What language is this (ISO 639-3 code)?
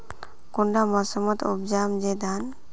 mag